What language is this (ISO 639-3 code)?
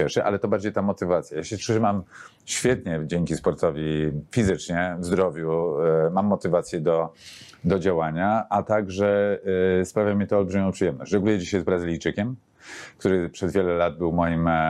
pol